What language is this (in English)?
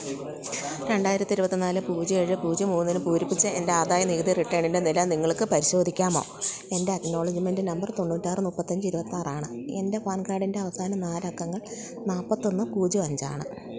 Malayalam